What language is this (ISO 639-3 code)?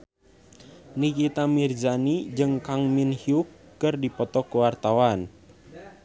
sun